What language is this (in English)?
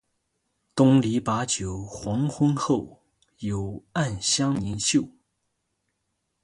Chinese